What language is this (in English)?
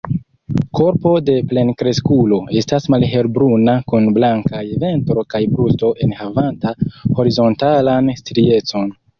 Esperanto